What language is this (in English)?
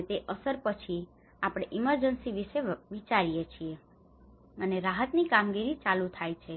Gujarati